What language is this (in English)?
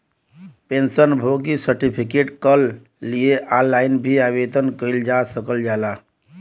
Bhojpuri